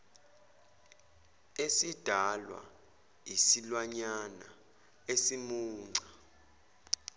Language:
Zulu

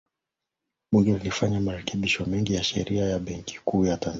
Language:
Swahili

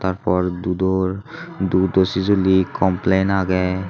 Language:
Chakma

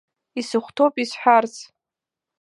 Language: Abkhazian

